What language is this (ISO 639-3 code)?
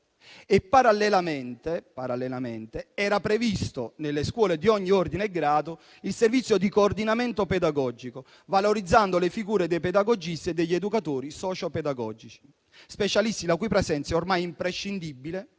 ita